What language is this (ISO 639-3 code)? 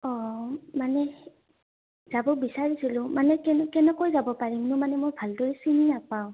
asm